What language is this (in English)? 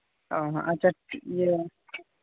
Santali